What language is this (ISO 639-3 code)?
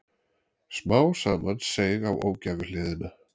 isl